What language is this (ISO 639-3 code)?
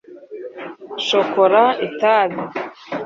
kin